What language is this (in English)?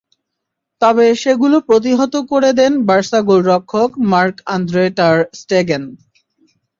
Bangla